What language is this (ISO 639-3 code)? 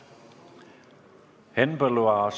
est